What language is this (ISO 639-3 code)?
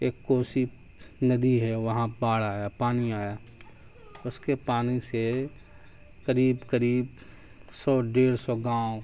urd